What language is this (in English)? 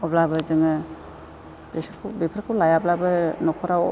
Bodo